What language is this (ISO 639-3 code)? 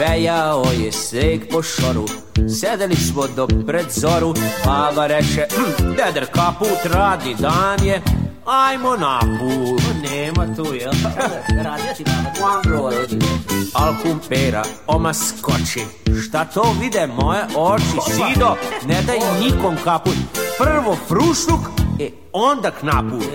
hrv